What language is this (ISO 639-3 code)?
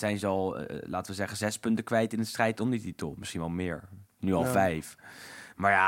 nld